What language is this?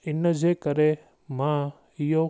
Sindhi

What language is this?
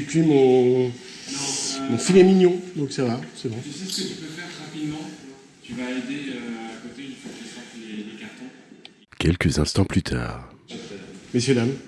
French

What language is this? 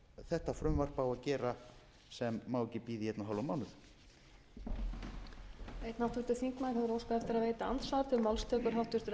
Icelandic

